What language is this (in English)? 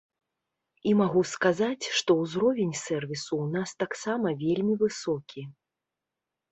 Belarusian